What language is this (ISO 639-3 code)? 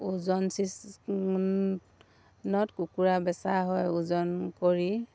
asm